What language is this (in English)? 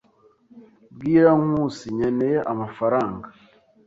Kinyarwanda